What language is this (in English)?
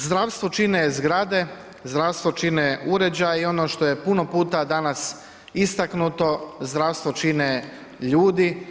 Croatian